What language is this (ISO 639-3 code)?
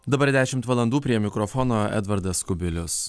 lit